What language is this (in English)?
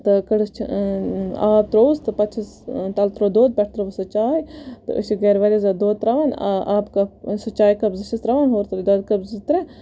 Kashmiri